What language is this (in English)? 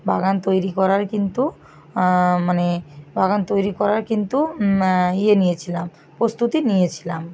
Bangla